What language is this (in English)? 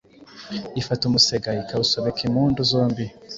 Kinyarwanda